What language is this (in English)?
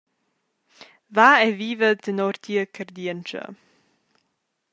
Romansh